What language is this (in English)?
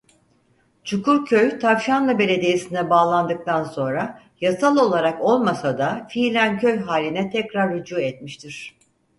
Turkish